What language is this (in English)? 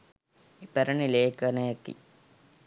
Sinhala